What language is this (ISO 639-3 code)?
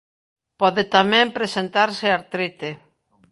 glg